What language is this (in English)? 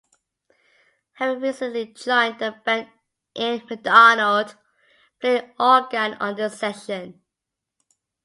English